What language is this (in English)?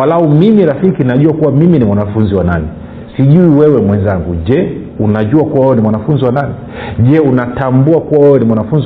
Swahili